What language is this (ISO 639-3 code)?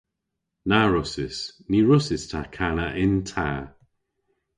cor